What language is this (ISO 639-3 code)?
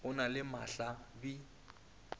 nso